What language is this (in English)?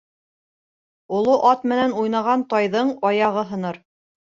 Bashkir